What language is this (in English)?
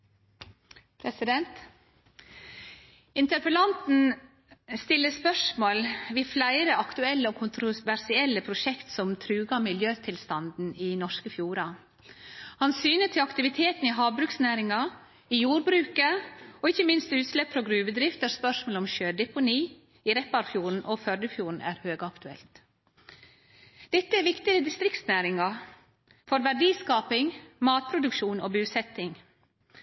Norwegian Nynorsk